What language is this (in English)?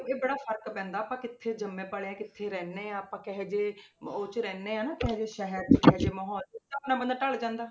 Punjabi